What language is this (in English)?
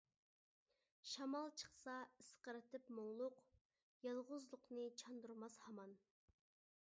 Uyghur